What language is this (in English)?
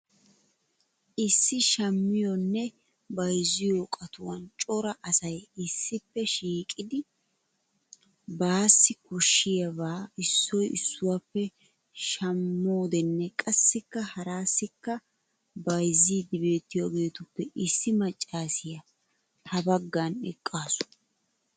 Wolaytta